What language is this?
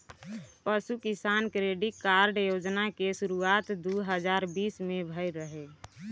Bhojpuri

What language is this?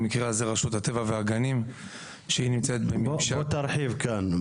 Hebrew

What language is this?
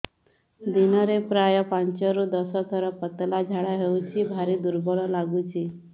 Odia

